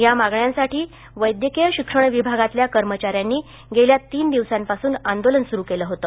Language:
Marathi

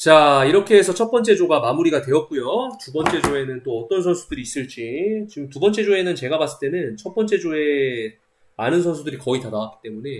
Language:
Korean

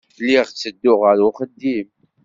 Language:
Kabyle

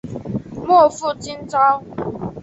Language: Chinese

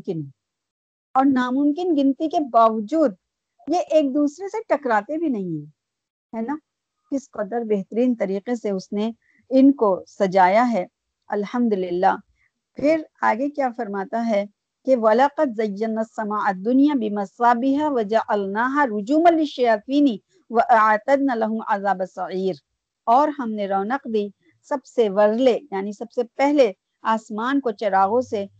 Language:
Urdu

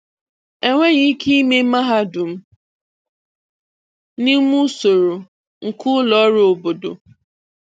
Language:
Igbo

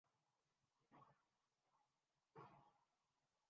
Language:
Urdu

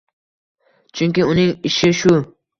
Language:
Uzbek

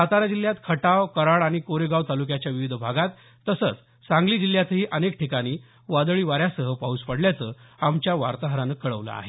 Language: Marathi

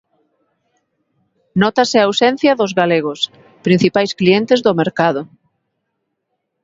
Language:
Galician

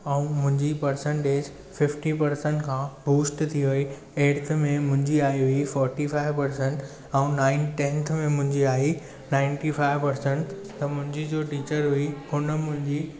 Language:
Sindhi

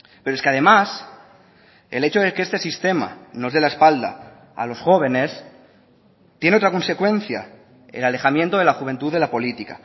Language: Spanish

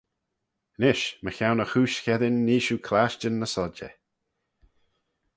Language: Manx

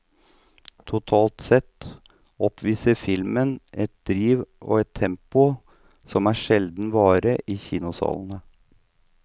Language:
Norwegian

